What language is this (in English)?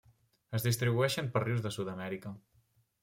Catalan